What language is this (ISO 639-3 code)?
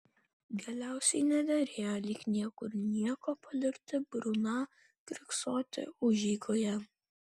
lit